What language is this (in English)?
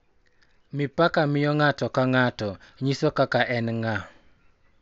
Luo (Kenya and Tanzania)